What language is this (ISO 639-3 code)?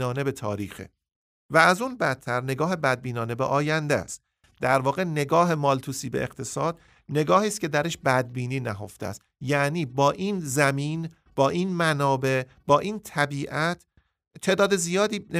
fas